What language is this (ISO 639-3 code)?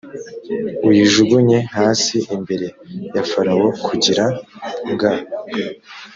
kin